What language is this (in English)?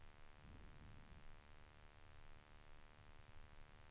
Swedish